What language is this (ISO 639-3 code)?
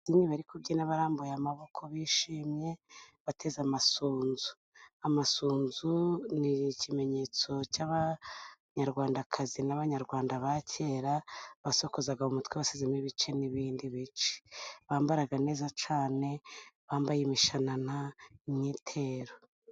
kin